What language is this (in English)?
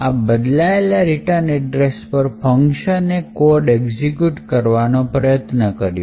Gujarati